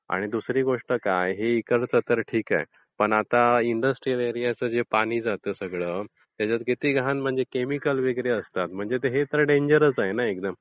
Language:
Marathi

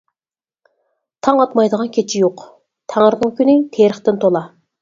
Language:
Uyghur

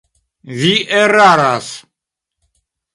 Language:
Esperanto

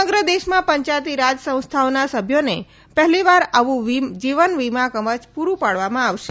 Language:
Gujarati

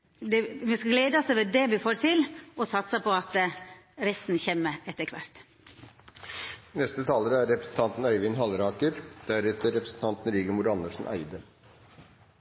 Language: Norwegian Nynorsk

